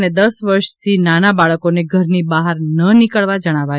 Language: Gujarati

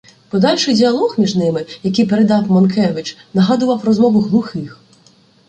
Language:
Ukrainian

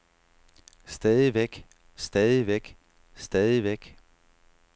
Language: Danish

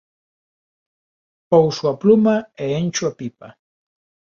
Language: Galician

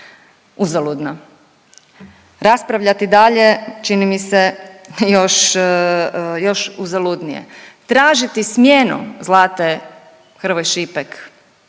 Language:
Croatian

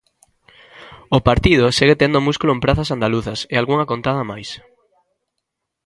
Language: Galician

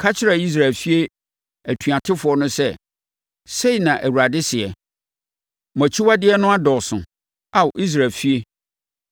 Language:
Akan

